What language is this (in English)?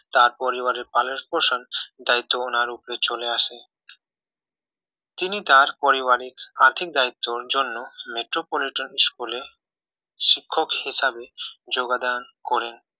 Bangla